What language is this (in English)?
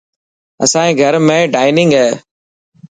Dhatki